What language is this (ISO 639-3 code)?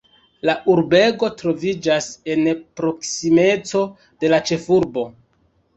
epo